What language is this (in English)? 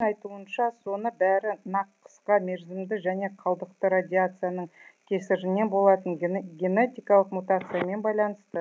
Kazakh